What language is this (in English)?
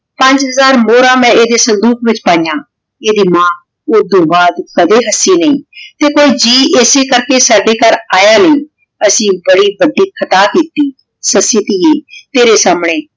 Punjabi